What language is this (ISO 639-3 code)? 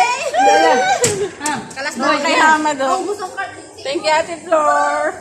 fil